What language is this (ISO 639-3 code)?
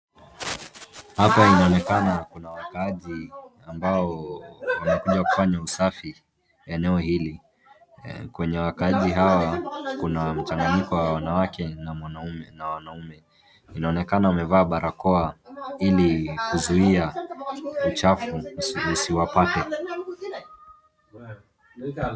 swa